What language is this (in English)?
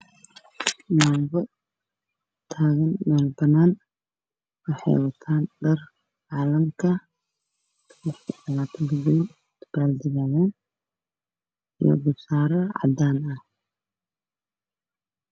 Somali